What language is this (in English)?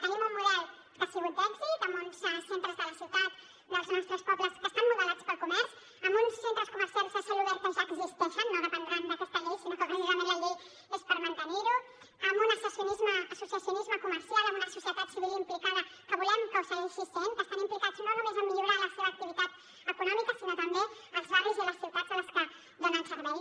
Catalan